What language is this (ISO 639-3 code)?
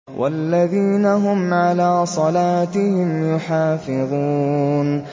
ara